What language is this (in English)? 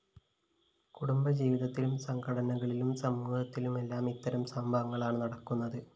Malayalam